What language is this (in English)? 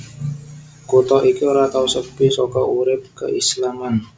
Javanese